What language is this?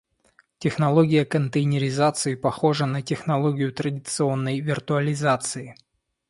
Russian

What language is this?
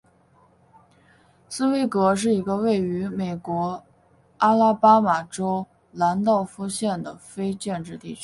Chinese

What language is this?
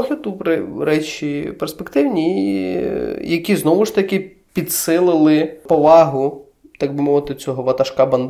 Ukrainian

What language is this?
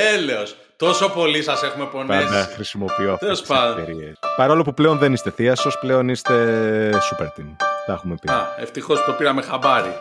Greek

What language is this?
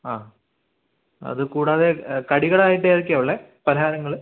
Malayalam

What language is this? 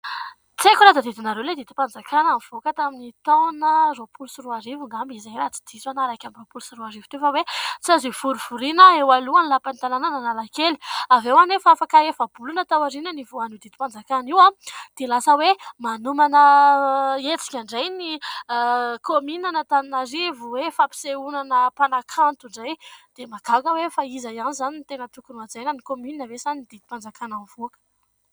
Malagasy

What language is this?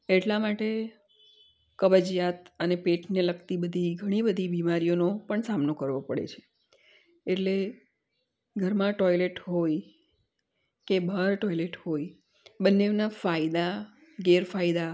Gujarati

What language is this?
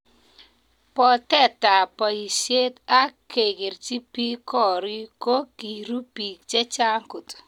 Kalenjin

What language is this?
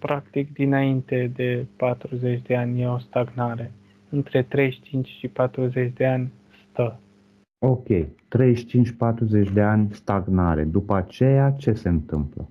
Romanian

